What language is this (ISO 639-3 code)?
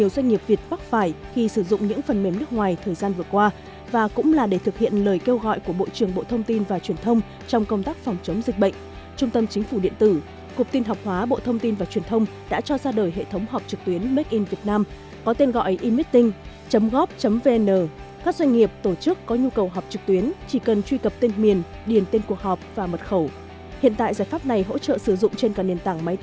vie